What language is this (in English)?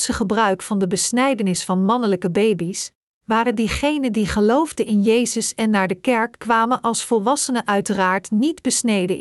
Dutch